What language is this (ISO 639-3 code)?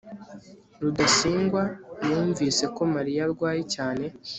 kin